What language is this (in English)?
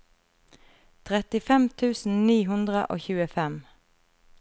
Norwegian